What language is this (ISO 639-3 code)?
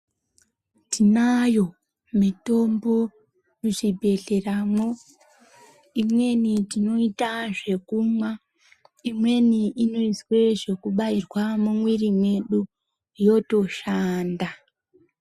ndc